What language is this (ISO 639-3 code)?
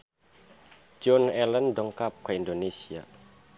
sun